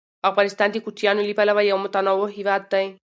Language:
Pashto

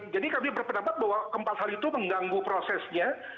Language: Indonesian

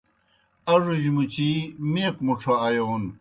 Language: Kohistani Shina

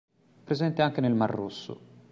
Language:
Italian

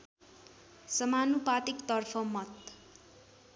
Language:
Nepali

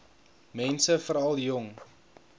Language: Afrikaans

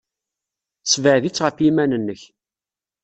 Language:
Kabyle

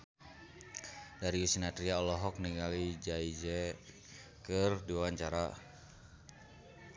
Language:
Sundanese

